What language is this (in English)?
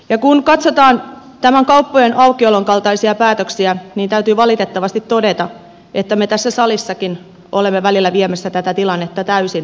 Finnish